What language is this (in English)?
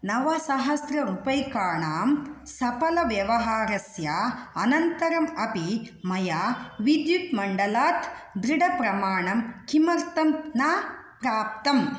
Sanskrit